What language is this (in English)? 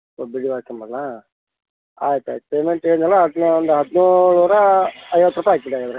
Kannada